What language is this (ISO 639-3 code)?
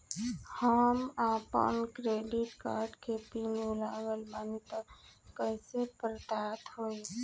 bho